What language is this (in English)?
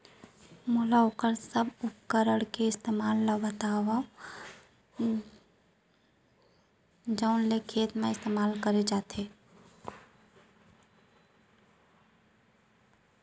Chhattisgarhi